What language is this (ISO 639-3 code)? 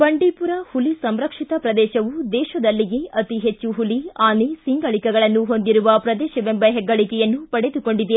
kan